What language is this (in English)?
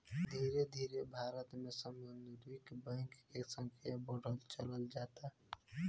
Bhojpuri